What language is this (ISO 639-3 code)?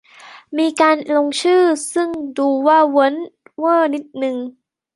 tha